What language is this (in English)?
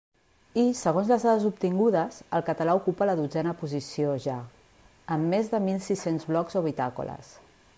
Catalan